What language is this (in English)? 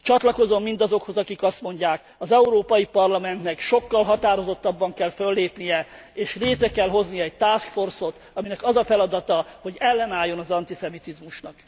Hungarian